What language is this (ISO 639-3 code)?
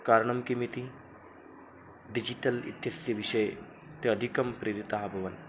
san